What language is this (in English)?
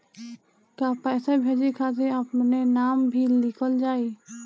Bhojpuri